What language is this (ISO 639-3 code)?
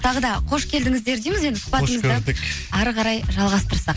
kaz